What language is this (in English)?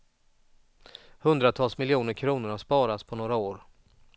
Swedish